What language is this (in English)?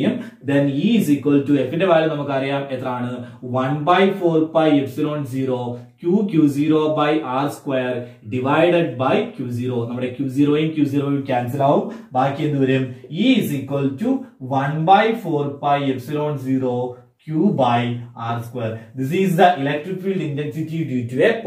Turkish